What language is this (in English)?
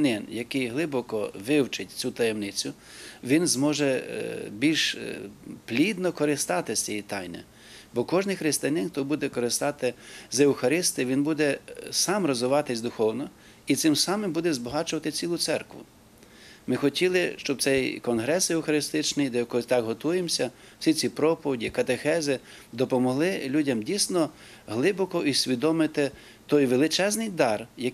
Ukrainian